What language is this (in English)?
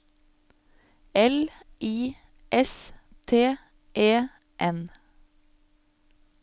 Norwegian